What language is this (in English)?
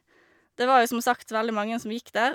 Norwegian